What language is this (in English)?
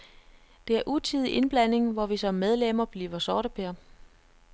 Danish